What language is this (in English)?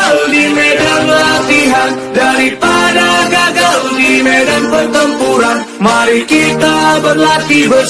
Indonesian